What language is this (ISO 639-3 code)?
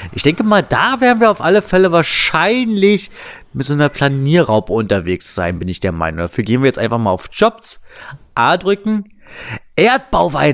deu